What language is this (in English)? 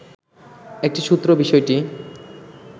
Bangla